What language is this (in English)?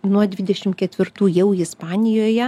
Lithuanian